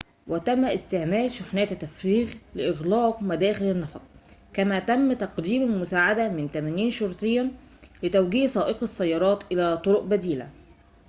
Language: Arabic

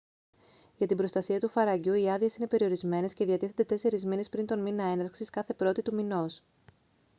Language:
Greek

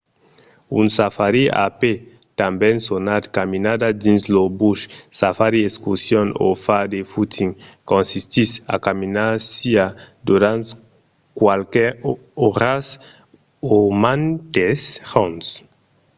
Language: Occitan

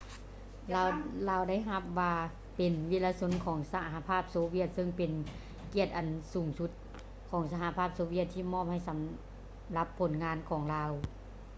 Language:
Lao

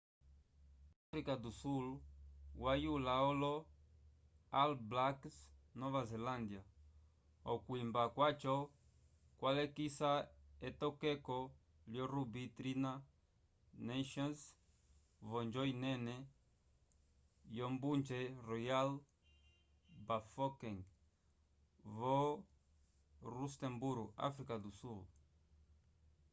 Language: Umbundu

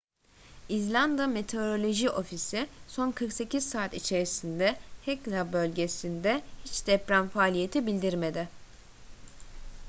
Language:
Turkish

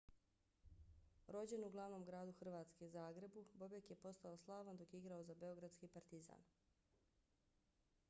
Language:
Bosnian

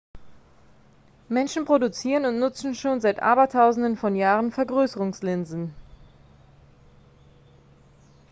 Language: German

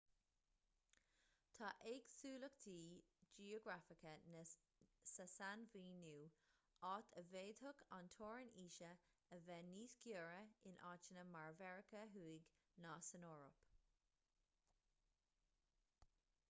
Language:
Irish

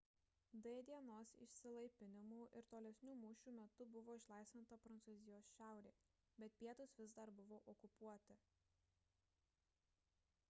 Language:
Lithuanian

